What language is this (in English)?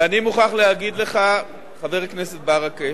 Hebrew